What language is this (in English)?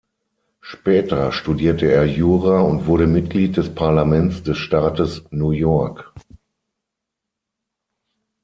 German